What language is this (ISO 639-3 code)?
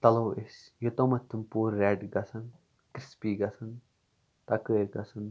kas